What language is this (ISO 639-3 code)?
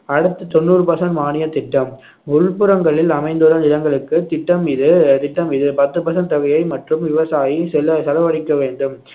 tam